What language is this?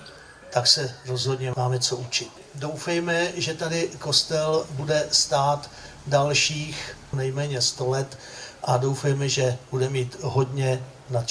Czech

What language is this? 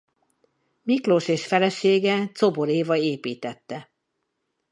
Hungarian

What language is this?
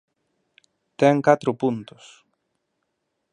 Galician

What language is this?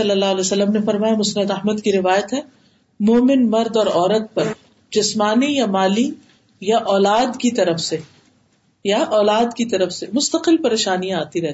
Urdu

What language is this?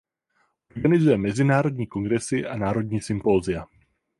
Czech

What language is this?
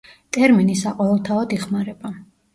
Georgian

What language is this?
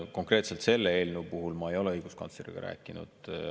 Estonian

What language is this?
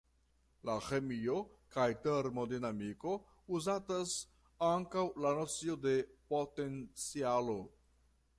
Esperanto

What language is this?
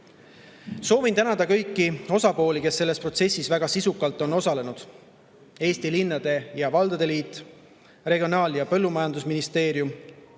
Estonian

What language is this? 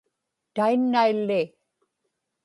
Inupiaq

